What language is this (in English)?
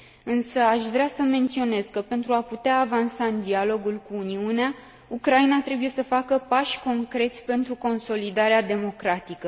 Romanian